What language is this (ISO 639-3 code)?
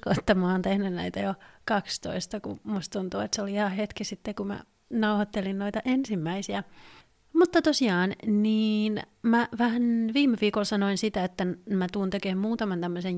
fin